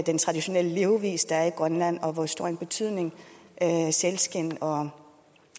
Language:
Danish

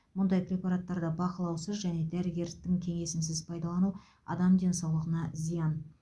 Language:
Kazakh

